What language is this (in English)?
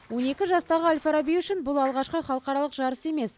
Kazakh